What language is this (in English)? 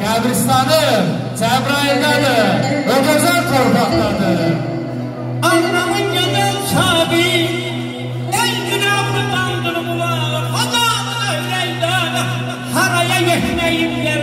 Arabic